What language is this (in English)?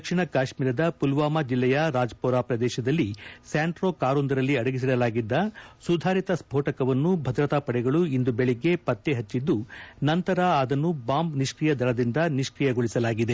Kannada